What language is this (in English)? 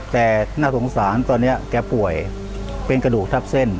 Thai